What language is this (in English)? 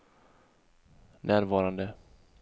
Swedish